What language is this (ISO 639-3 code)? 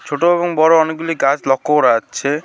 ben